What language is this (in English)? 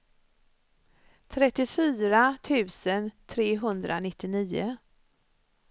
Swedish